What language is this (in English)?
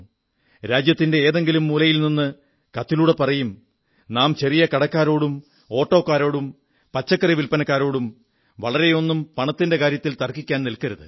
Malayalam